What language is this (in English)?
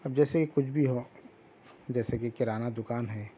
Urdu